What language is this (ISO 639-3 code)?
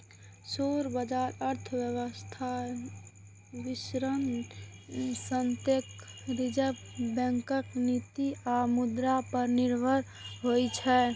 mai